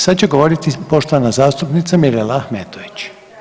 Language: Croatian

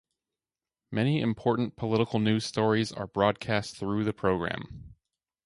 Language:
English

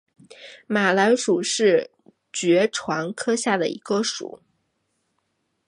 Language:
Chinese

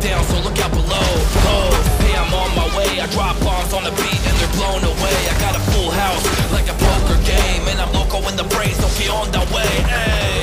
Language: English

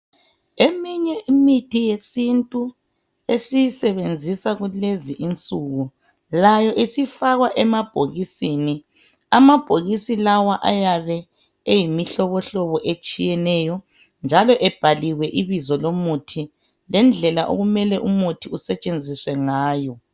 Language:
North Ndebele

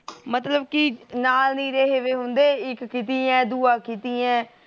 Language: Punjabi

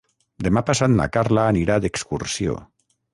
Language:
Catalan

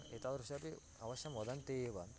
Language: Sanskrit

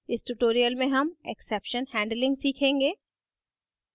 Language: Hindi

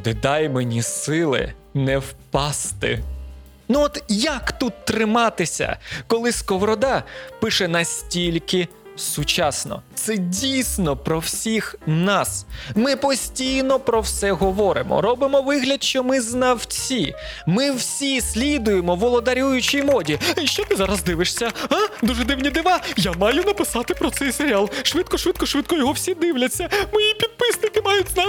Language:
Ukrainian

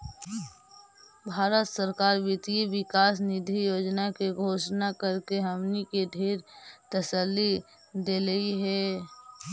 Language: Magahi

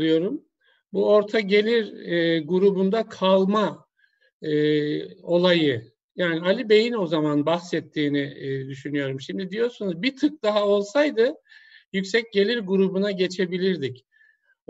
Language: Turkish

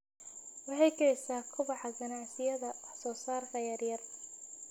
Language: Somali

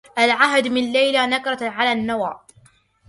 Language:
Arabic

